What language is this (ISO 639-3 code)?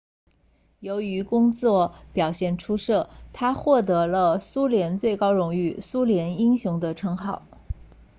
zho